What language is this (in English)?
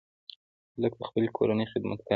Pashto